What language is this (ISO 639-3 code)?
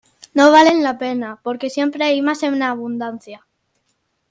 spa